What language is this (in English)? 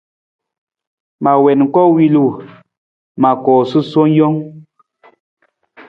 Nawdm